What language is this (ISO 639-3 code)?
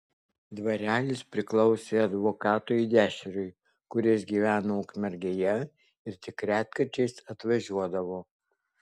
lit